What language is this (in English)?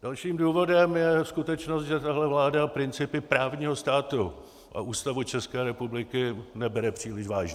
Czech